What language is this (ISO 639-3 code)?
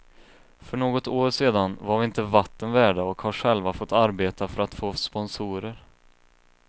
swe